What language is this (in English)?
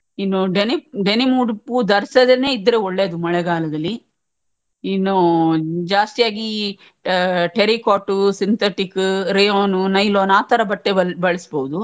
Kannada